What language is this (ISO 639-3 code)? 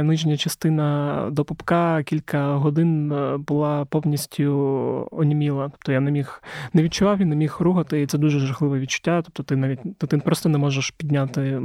ukr